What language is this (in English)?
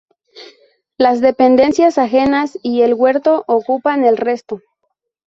Spanish